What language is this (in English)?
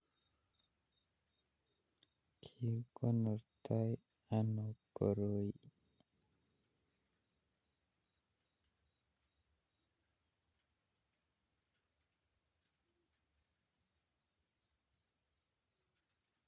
Kalenjin